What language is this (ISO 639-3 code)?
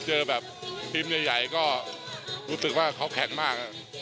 tha